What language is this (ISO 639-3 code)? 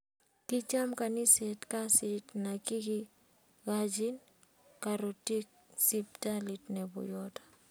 kln